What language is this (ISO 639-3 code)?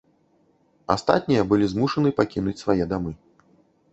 bel